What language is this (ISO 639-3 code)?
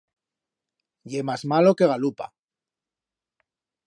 arg